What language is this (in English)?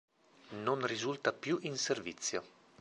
Italian